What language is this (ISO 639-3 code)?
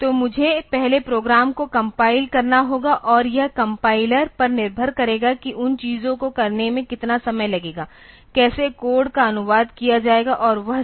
hin